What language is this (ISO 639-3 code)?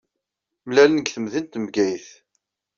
kab